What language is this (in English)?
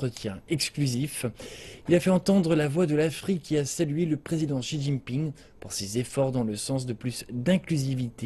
French